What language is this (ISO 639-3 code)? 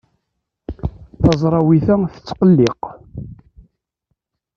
kab